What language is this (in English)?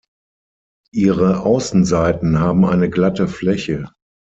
German